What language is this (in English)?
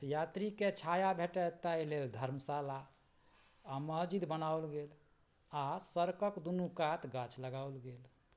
Maithili